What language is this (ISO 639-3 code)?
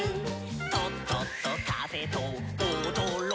jpn